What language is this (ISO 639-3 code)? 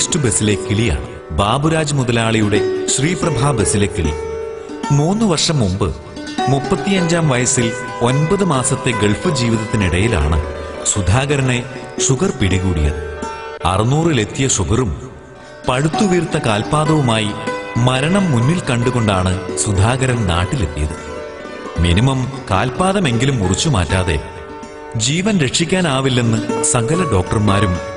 mal